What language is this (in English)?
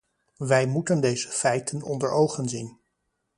Dutch